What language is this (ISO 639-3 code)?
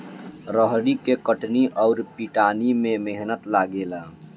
bho